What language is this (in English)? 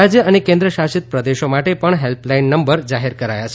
Gujarati